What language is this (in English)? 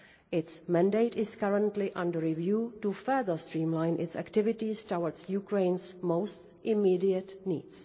English